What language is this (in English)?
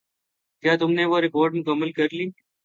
Urdu